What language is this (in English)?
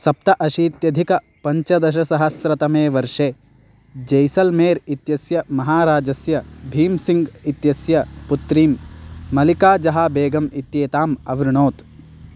Sanskrit